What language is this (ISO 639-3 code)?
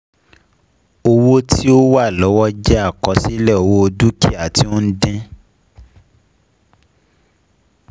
yor